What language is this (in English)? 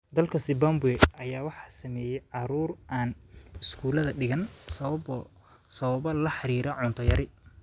Somali